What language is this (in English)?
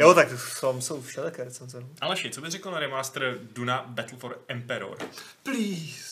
Czech